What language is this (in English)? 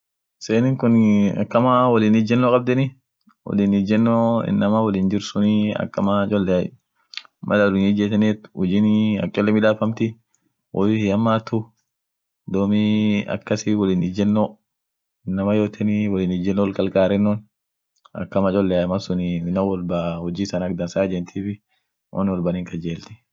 Orma